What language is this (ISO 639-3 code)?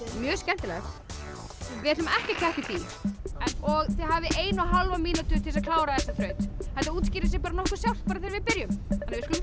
isl